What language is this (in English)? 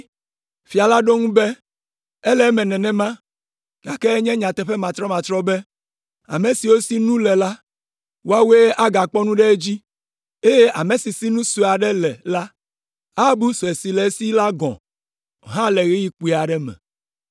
Ewe